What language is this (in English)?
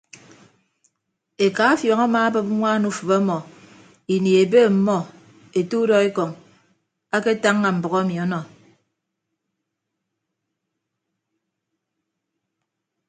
Ibibio